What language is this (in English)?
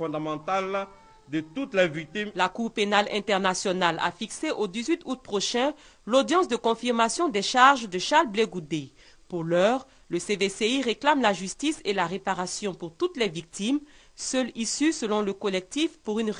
French